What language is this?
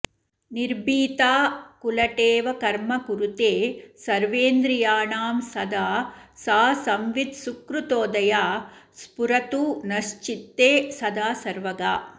Sanskrit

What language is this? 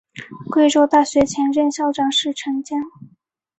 Chinese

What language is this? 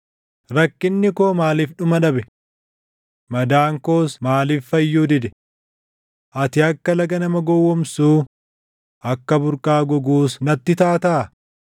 Oromo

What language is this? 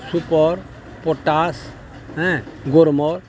Odia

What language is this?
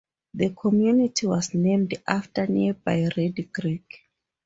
English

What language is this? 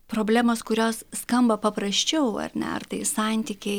Lithuanian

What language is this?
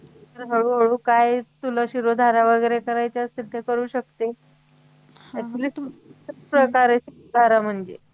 Marathi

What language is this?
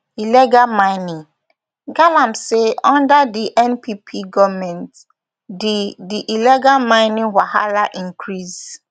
Nigerian Pidgin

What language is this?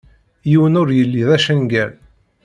Kabyle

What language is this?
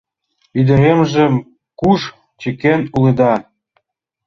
Mari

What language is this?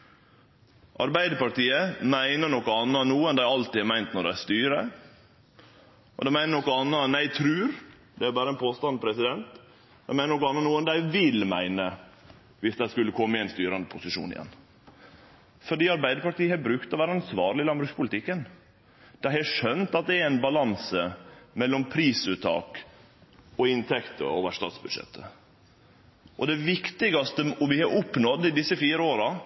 Norwegian Nynorsk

